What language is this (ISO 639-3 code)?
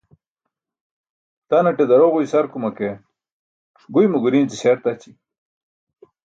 bsk